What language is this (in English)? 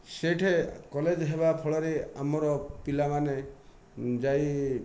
Odia